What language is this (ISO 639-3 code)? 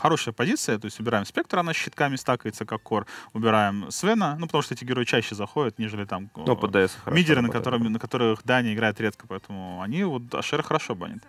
rus